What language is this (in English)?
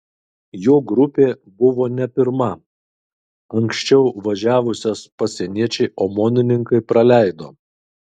Lithuanian